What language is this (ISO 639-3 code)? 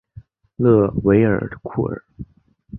zho